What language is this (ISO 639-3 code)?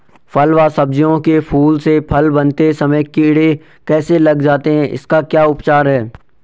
hin